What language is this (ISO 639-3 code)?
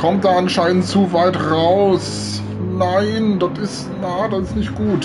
deu